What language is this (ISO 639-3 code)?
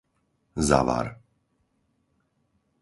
slk